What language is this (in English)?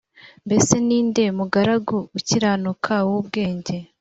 Kinyarwanda